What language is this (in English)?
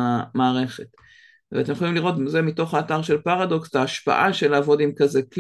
Hebrew